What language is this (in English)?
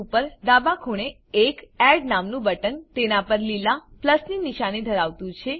Gujarati